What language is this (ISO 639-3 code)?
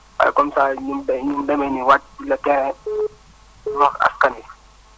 wol